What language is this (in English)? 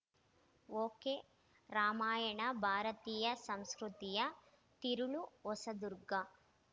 Kannada